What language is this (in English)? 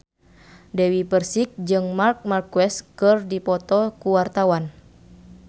Sundanese